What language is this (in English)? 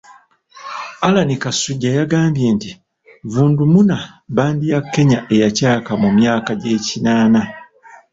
Ganda